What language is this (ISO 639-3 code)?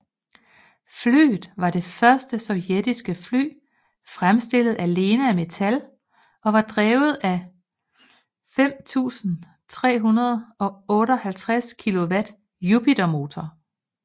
dan